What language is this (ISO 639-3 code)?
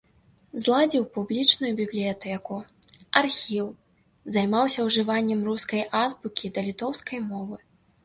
bel